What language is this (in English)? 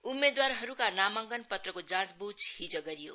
Nepali